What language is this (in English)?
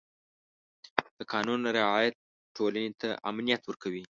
Pashto